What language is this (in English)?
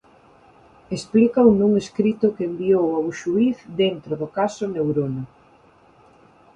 Galician